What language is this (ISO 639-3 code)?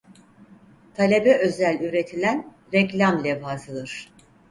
tur